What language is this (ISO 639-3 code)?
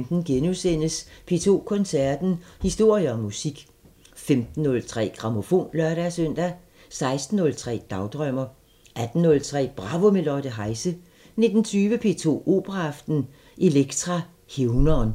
dan